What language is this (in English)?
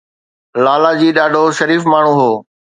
Sindhi